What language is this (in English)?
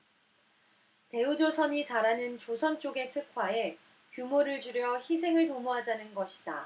Korean